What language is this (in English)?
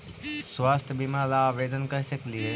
Magahi